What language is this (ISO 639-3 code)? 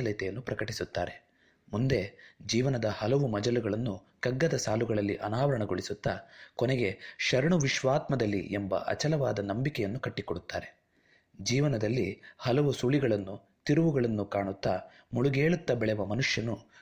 kan